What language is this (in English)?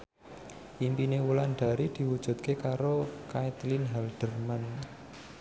Javanese